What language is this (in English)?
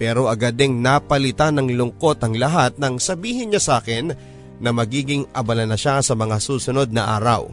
Filipino